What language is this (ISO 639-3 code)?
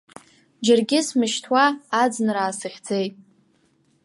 abk